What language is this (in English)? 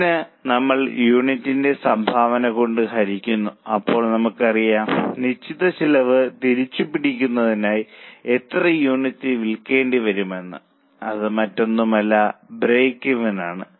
Malayalam